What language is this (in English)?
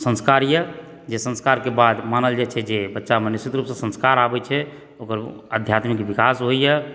Maithili